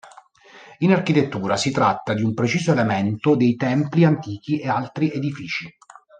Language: Italian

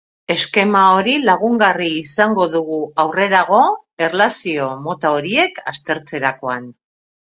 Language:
Basque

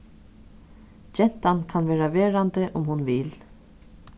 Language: Faroese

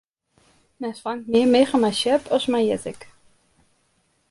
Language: Western Frisian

